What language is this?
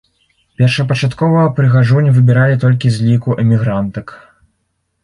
Belarusian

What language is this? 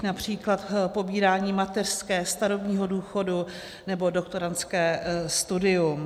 Czech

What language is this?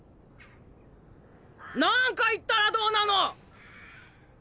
Japanese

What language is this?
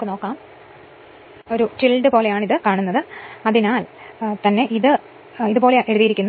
Malayalam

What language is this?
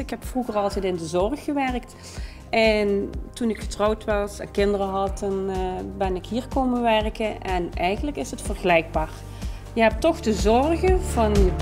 Dutch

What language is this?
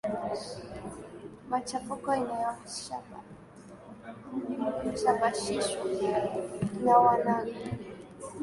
Swahili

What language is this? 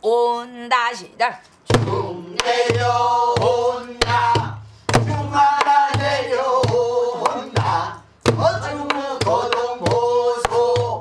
Korean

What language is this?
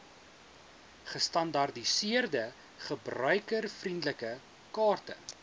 Afrikaans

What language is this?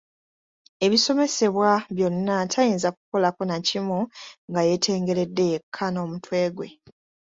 Ganda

